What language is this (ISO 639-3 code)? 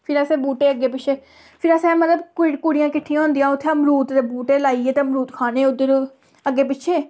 doi